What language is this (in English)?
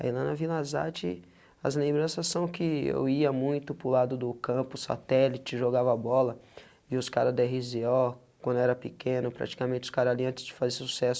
Portuguese